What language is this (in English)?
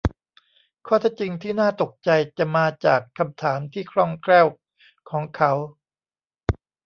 Thai